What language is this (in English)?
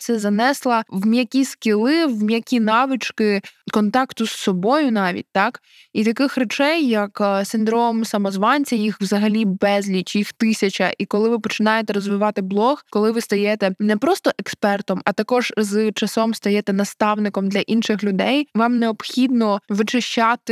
Ukrainian